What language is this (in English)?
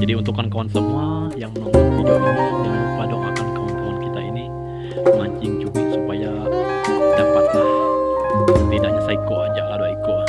Indonesian